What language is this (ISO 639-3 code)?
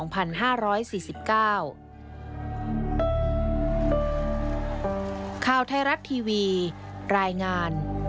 tha